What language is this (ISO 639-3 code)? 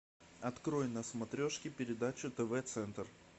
rus